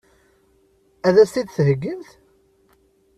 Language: Kabyle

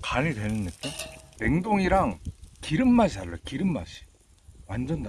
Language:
Korean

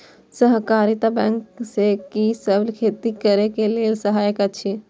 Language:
Maithili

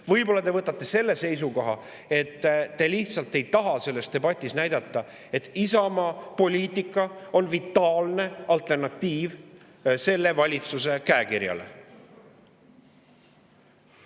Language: Estonian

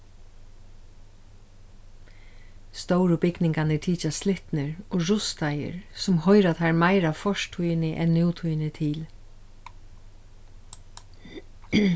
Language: Faroese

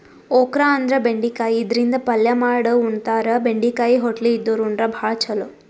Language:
Kannada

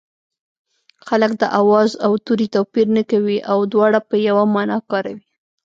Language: Pashto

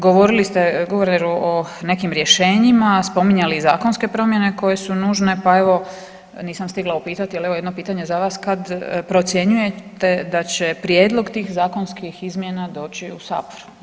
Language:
Croatian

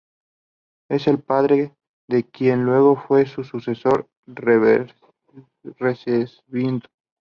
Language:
Spanish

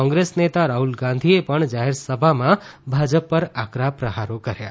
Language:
Gujarati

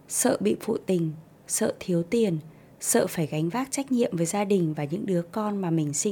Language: Vietnamese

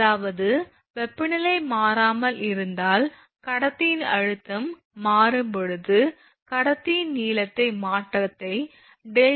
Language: Tamil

